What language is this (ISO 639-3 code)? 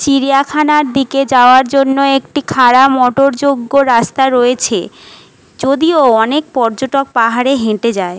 ben